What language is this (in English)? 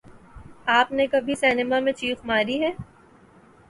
Urdu